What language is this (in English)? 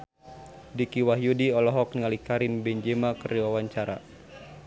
Sundanese